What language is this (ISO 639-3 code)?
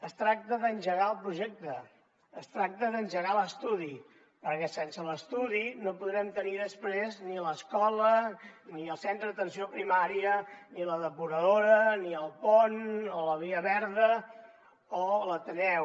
cat